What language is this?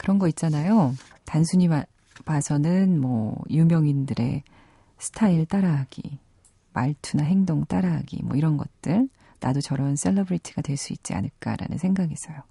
Korean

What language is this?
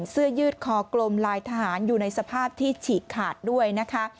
Thai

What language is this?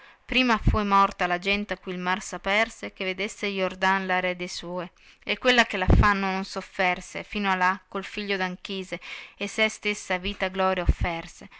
Italian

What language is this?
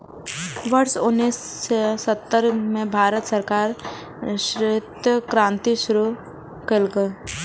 Maithili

